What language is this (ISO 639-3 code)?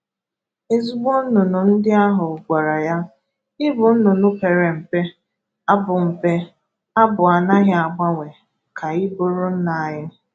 ibo